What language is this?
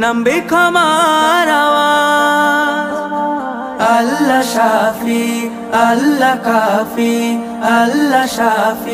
Hindi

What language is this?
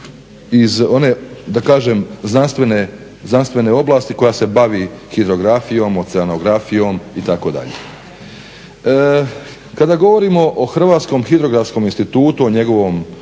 Croatian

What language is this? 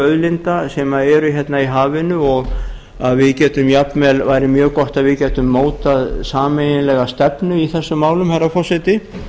Icelandic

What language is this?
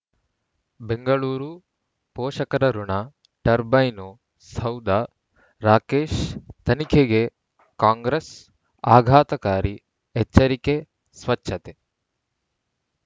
Kannada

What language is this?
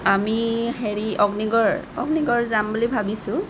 Assamese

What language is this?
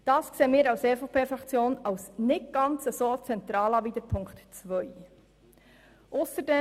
Swiss German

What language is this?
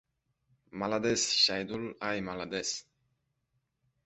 Uzbek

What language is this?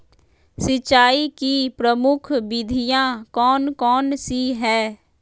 Magahi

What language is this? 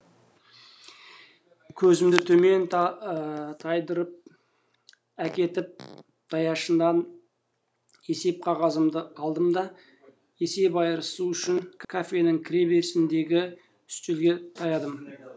Kazakh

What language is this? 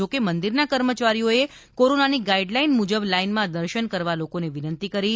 Gujarati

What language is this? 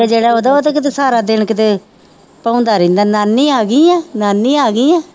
Punjabi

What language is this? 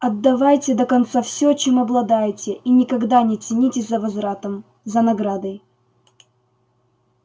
Russian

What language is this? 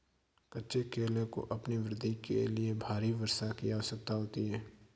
Hindi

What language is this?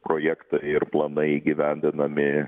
Lithuanian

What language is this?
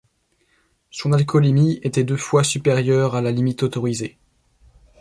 French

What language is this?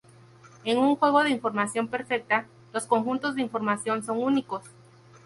Spanish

